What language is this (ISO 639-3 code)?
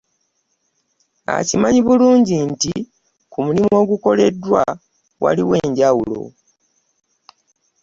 lug